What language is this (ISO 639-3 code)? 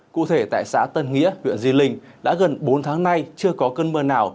vie